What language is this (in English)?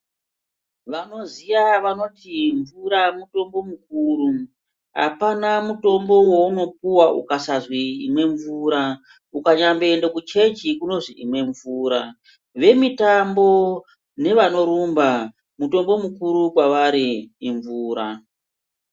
Ndau